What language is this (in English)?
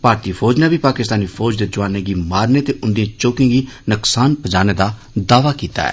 Dogri